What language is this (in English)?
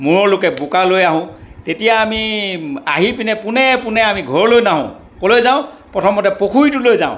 Assamese